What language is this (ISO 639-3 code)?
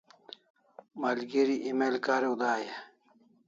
kls